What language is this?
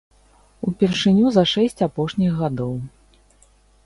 Belarusian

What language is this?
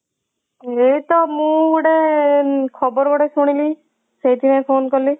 Odia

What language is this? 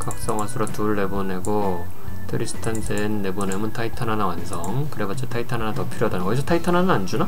Korean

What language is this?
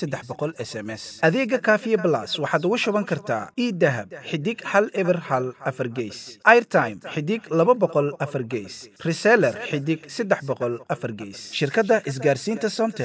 Arabic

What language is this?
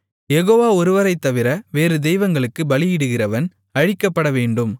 Tamil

